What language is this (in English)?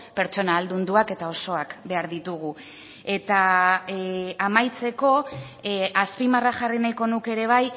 Basque